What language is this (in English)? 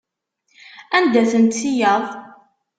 Kabyle